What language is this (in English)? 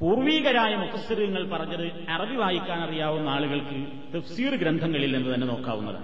Malayalam